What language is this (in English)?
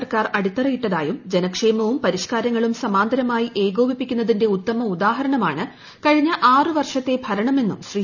Malayalam